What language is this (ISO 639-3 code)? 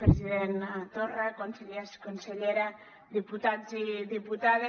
cat